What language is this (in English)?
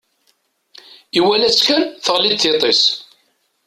Kabyle